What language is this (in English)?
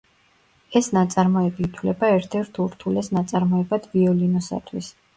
Georgian